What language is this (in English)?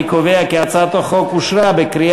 Hebrew